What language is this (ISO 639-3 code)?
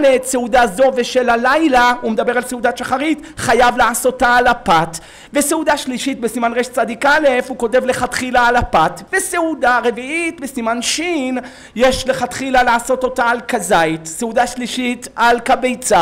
heb